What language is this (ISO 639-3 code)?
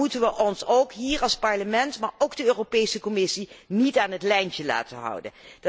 nld